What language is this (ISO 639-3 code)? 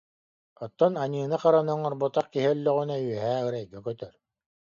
sah